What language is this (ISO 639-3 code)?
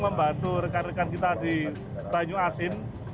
ind